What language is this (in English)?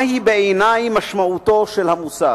Hebrew